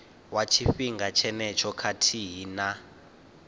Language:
Venda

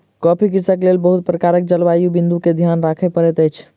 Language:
Maithili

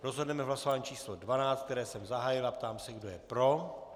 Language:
Czech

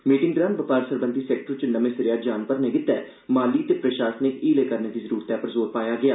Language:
Dogri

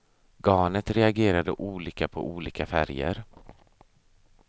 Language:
Swedish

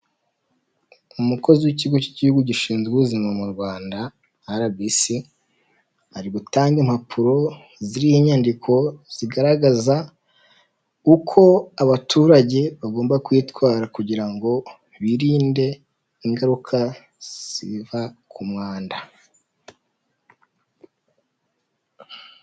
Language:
Kinyarwanda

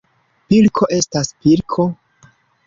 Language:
Esperanto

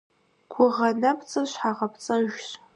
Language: Kabardian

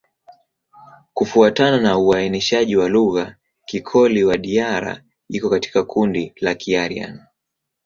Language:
Swahili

